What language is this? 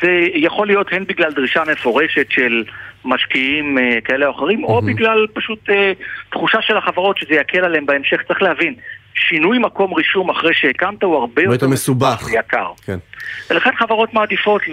Hebrew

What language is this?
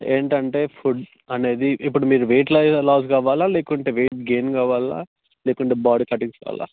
Telugu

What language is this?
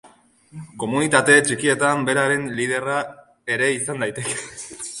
Basque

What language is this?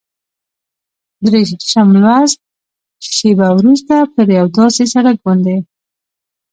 Pashto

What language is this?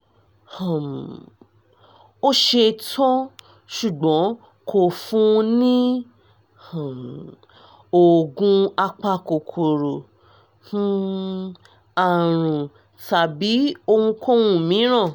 Yoruba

